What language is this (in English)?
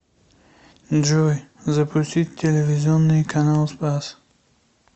Russian